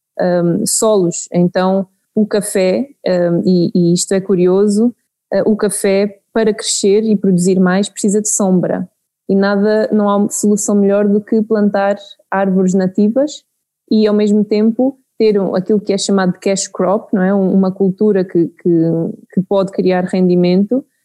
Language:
Portuguese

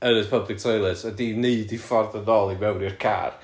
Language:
Welsh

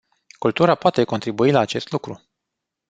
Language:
Romanian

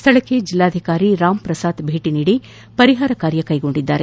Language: Kannada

